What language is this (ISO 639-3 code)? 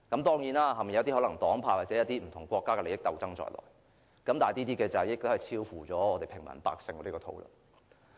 yue